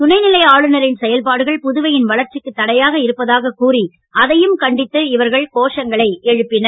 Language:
Tamil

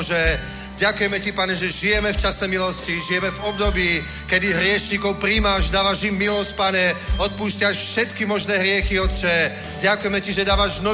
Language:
Czech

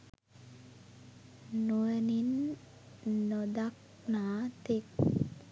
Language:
Sinhala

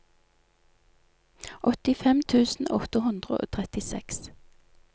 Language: Norwegian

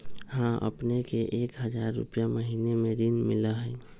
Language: Magahi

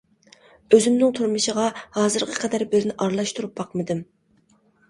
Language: Uyghur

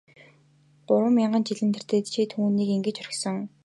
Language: Mongolian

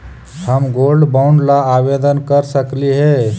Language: Magahi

